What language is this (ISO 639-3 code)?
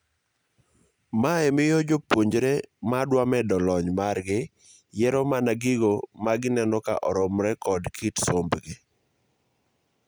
luo